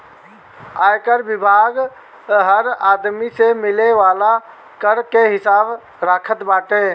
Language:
Bhojpuri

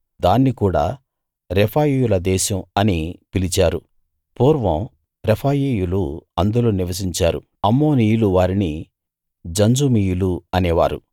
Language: Telugu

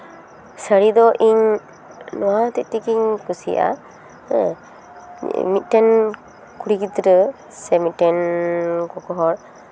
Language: Santali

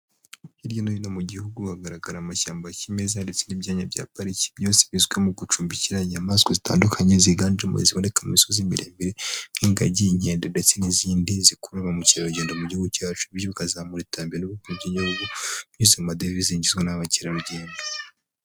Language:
Kinyarwanda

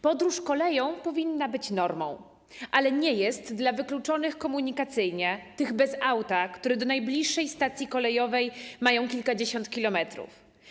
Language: Polish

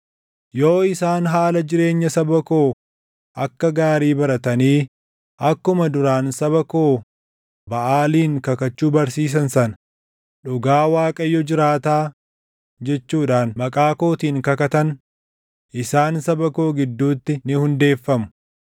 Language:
Oromo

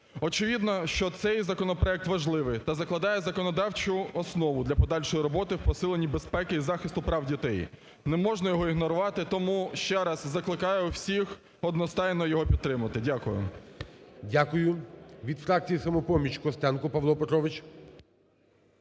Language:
Ukrainian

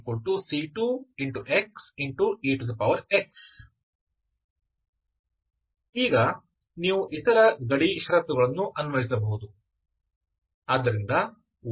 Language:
Kannada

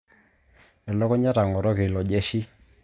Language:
Masai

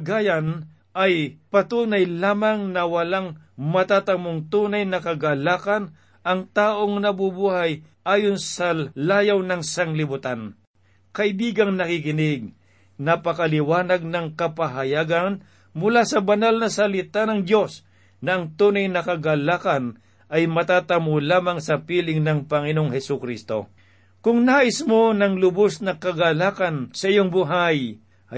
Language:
Filipino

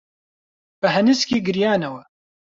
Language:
Central Kurdish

